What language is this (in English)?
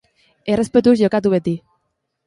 Basque